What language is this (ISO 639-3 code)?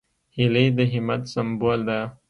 pus